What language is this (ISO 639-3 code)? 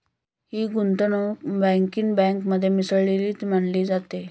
mar